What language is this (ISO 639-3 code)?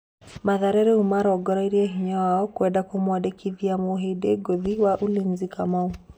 kik